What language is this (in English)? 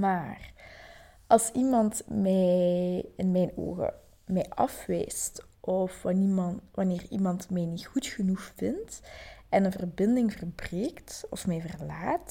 Dutch